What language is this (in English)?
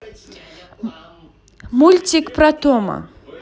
Russian